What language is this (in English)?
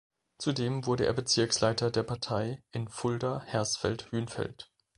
German